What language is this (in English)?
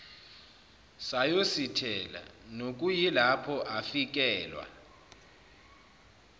Zulu